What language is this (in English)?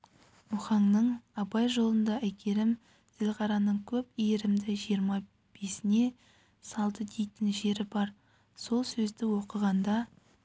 Kazakh